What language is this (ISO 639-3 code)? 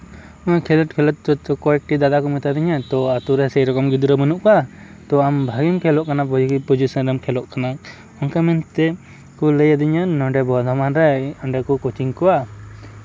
sat